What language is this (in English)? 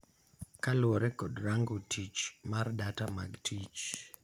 Luo (Kenya and Tanzania)